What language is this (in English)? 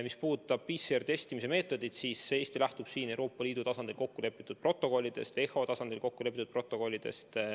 Estonian